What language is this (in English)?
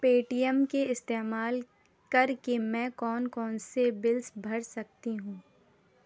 Urdu